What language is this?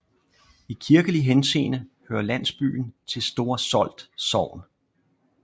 Danish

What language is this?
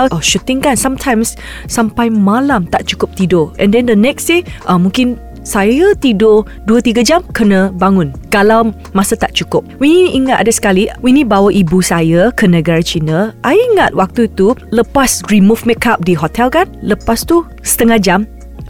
Malay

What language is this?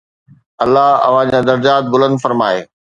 Sindhi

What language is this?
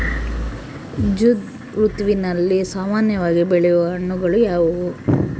Kannada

